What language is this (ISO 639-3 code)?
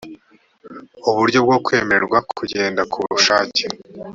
kin